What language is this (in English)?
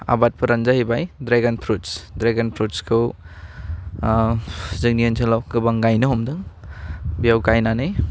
Bodo